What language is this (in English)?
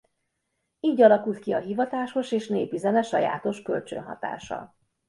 Hungarian